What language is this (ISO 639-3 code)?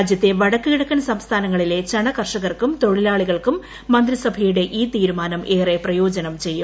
mal